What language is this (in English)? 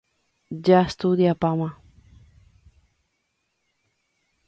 Guarani